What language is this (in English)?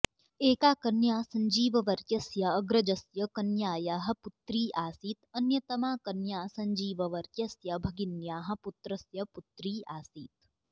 Sanskrit